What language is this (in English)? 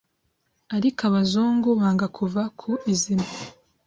Kinyarwanda